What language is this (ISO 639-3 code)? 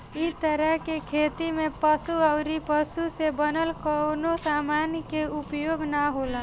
bho